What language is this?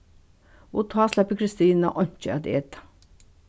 Faroese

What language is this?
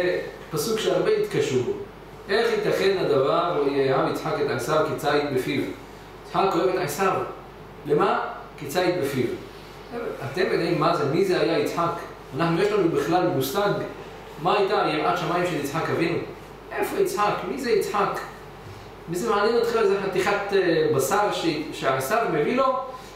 Hebrew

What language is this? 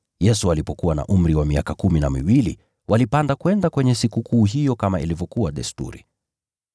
Swahili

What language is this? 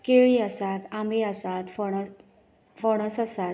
Konkani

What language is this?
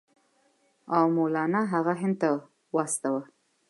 Pashto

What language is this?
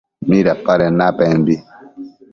Matsés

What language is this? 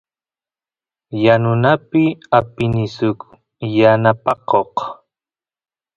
Santiago del Estero Quichua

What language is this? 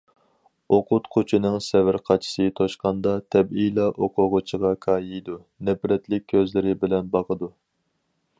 Uyghur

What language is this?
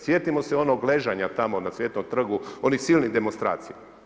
Croatian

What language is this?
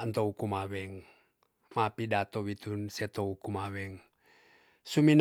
Tonsea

